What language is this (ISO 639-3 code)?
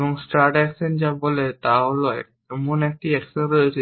ben